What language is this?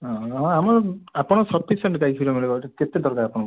Odia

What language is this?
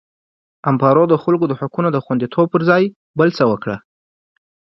Pashto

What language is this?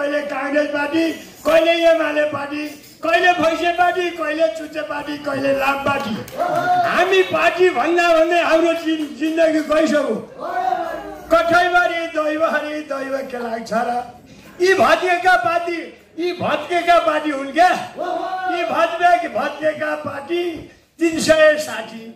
Arabic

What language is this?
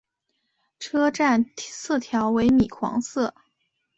Chinese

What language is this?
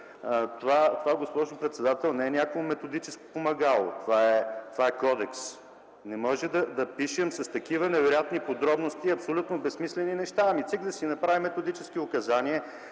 Bulgarian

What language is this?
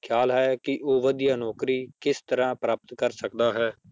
Punjabi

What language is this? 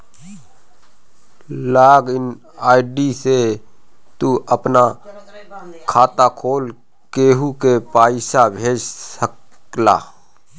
Bhojpuri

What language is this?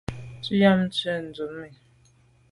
Medumba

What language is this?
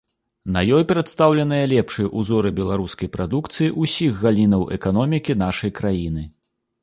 Belarusian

